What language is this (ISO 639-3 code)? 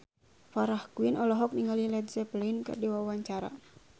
sun